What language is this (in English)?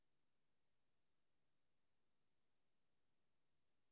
Swedish